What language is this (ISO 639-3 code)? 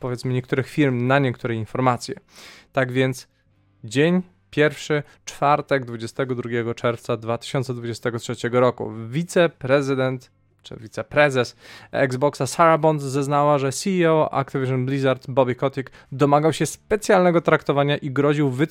pol